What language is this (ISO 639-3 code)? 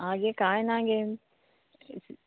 kok